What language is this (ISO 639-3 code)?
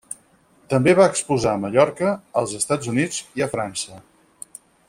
cat